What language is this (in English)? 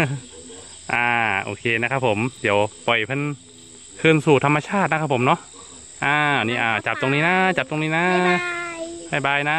Thai